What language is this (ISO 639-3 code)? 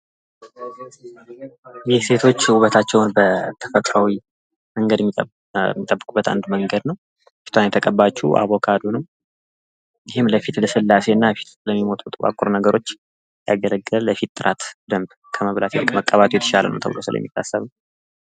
amh